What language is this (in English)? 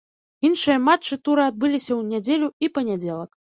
Belarusian